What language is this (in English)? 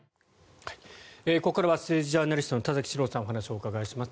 Japanese